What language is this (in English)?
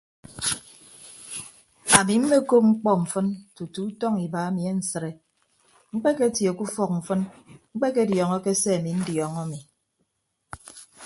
Ibibio